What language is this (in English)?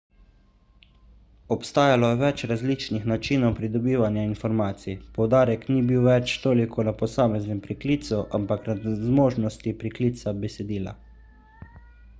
Slovenian